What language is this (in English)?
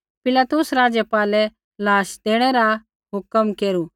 Kullu Pahari